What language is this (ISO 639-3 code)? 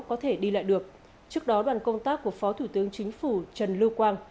vie